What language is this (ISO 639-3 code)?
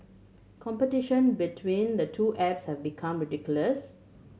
eng